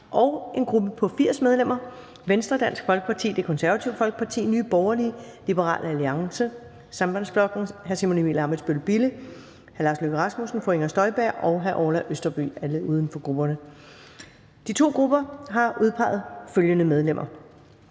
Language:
Danish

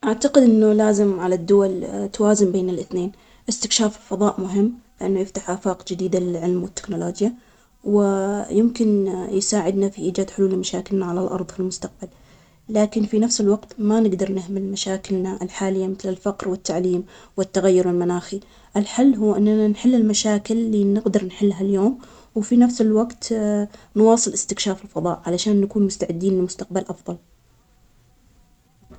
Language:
Omani Arabic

